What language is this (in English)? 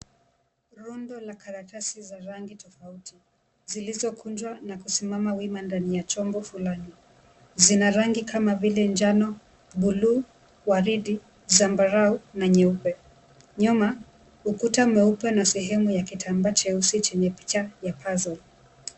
Swahili